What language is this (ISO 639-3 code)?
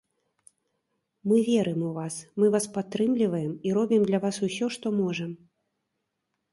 bel